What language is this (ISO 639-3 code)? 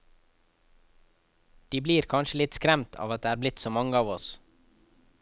nor